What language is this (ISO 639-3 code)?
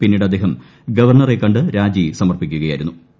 mal